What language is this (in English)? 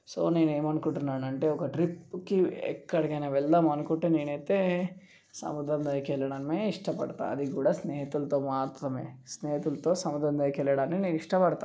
Telugu